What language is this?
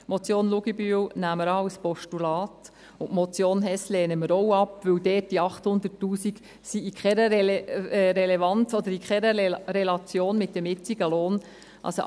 Swiss German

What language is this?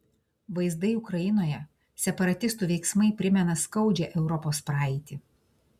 Lithuanian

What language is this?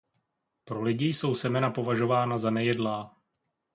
Czech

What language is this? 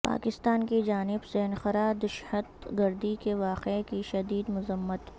Urdu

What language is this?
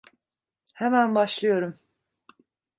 Turkish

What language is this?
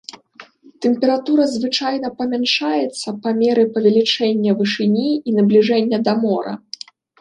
Belarusian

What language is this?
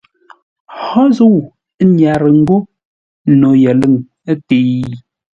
Ngombale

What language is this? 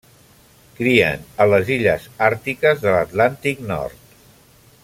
Catalan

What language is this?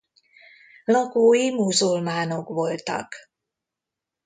Hungarian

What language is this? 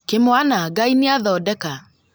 Kikuyu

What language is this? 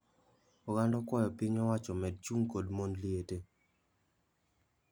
Luo (Kenya and Tanzania)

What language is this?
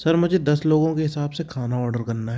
Hindi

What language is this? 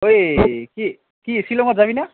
Assamese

